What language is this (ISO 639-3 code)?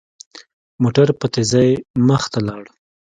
pus